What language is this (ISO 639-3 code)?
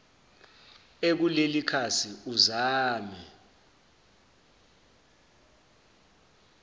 zul